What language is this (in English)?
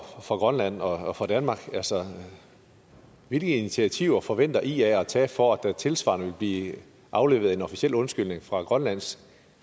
Danish